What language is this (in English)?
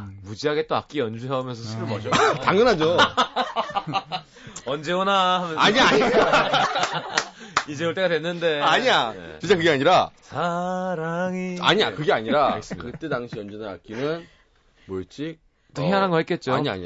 Korean